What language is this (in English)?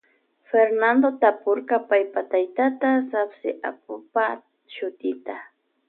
Loja Highland Quichua